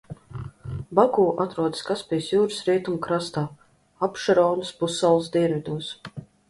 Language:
Latvian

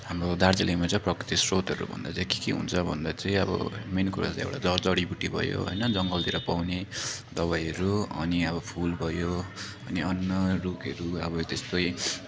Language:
Nepali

